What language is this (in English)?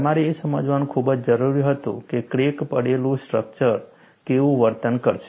Gujarati